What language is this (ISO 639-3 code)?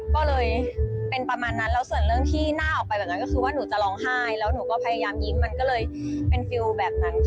tha